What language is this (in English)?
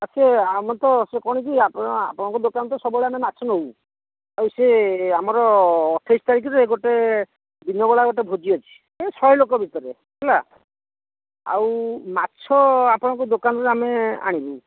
Odia